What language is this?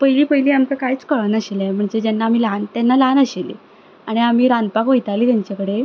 Konkani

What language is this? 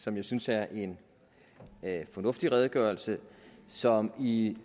Danish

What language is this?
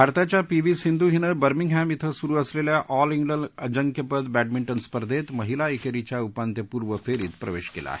Marathi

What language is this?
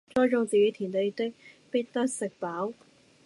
Cantonese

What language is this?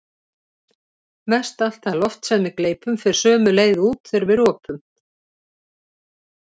Icelandic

